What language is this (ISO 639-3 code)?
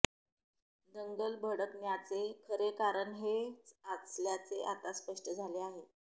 mar